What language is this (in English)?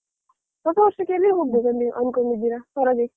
Kannada